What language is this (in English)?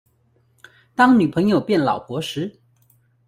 Chinese